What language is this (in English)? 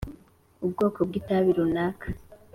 Kinyarwanda